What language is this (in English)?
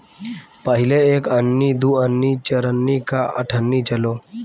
Bhojpuri